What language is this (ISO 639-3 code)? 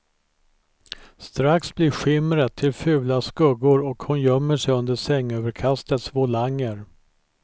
swe